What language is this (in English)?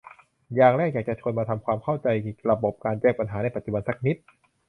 Thai